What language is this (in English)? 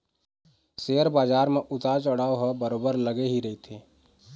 Chhattisgarhi